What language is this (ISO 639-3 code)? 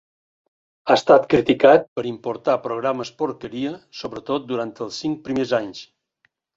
cat